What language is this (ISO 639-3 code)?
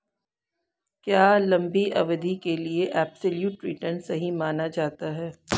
hin